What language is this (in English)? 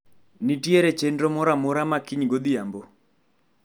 Luo (Kenya and Tanzania)